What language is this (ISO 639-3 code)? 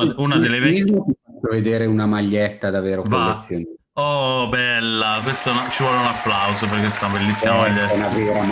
ita